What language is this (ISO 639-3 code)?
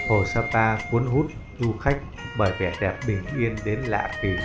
vie